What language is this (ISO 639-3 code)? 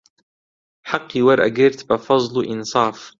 ckb